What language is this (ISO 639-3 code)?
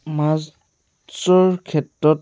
asm